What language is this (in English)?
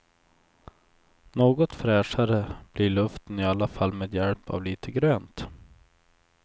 Swedish